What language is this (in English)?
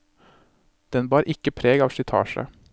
Norwegian